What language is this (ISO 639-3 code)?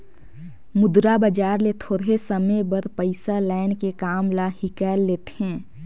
hne